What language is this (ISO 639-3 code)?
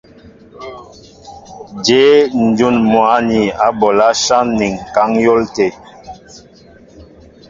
mbo